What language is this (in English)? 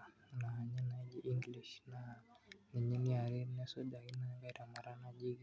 Masai